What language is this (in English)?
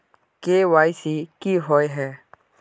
Magahi